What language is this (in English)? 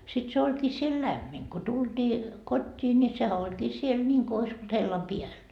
Finnish